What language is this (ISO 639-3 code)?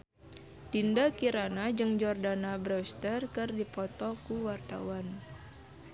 sun